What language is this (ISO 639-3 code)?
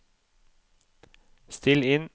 nor